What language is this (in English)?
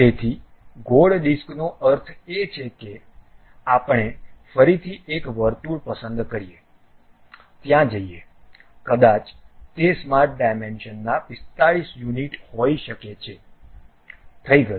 Gujarati